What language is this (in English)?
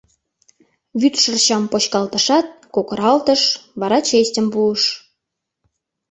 Mari